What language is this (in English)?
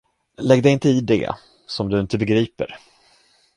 Swedish